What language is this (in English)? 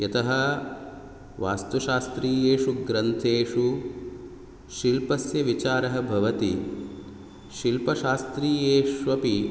Sanskrit